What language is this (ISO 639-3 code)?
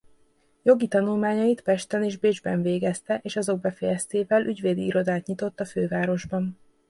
hun